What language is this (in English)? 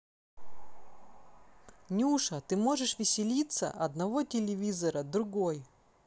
Russian